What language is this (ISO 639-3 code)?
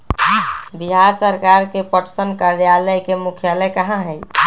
mag